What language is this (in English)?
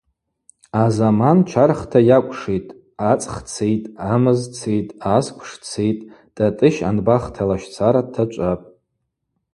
Abaza